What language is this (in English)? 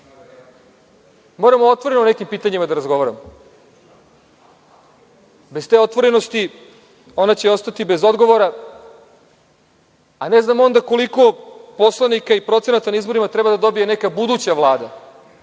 Serbian